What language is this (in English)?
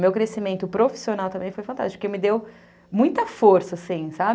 Portuguese